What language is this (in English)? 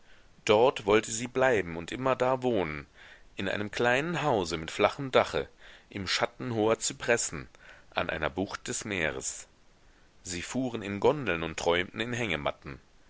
German